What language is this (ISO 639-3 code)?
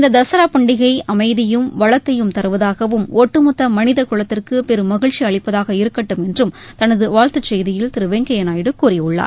tam